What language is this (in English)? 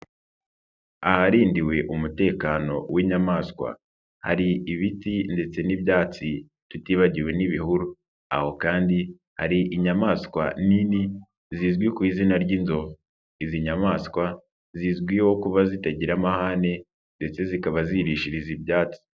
Kinyarwanda